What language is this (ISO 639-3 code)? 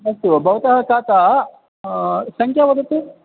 san